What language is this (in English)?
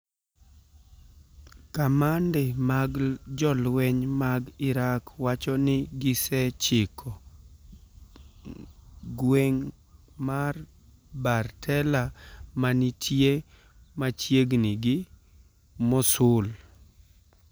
Luo (Kenya and Tanzania)